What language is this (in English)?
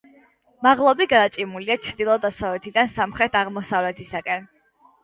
Georgian